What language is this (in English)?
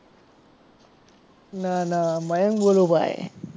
Gujarati